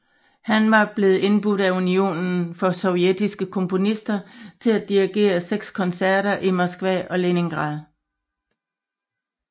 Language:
Danish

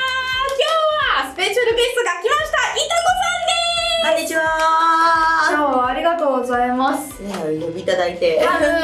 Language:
Japanese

